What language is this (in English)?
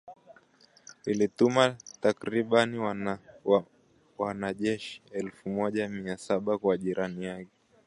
Swahili